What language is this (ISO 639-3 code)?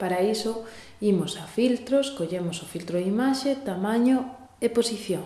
glg